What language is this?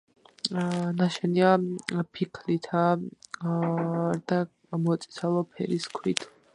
Georgian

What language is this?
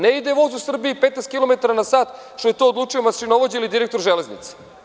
Serbian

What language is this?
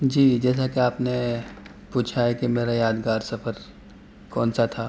Urdu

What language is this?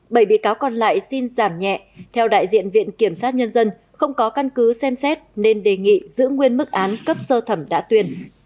Vietnamese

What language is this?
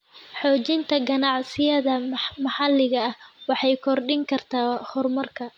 Somali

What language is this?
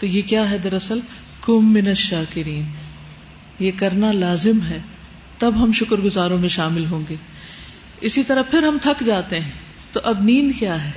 Urdu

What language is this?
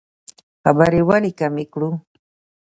Pashto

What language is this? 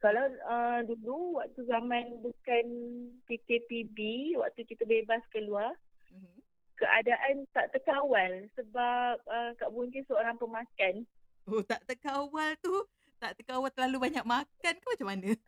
Malay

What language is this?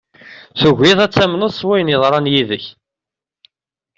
Kabyle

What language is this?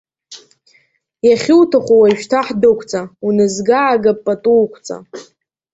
Abkhazian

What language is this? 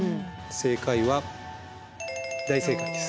Japanese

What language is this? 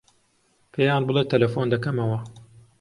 Central Kurdish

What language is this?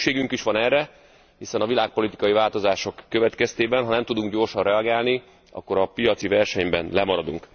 Hungarian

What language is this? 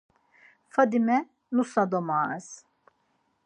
Laz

